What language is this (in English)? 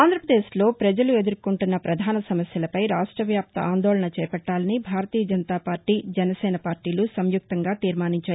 Telugu